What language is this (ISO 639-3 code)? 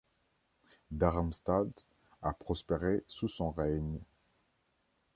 fra